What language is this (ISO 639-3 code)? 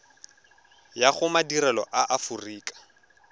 tsn